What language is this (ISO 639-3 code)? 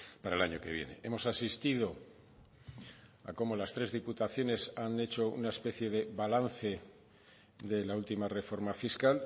spa